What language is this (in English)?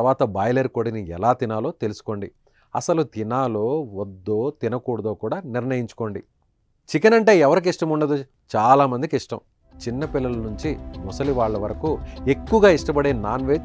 Telugu